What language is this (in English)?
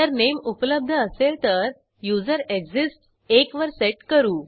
Marathi